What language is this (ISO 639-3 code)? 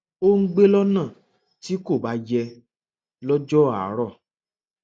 yor